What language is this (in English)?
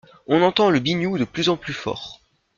French